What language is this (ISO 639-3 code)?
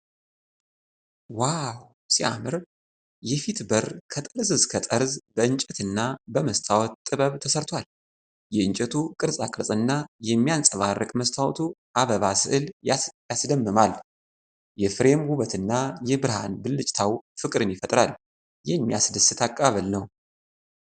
amh